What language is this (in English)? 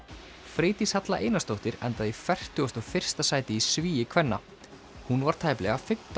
Icelandic